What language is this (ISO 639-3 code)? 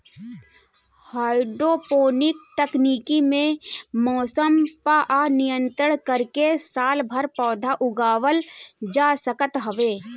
bho